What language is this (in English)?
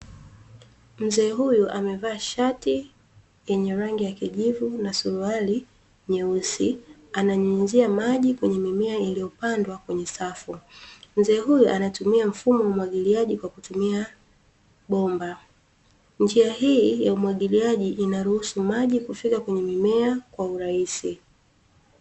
Swahili